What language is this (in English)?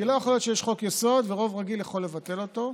Hebrew